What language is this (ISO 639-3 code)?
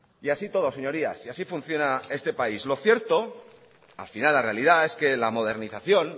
spa